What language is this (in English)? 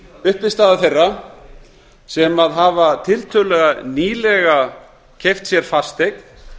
Icelandic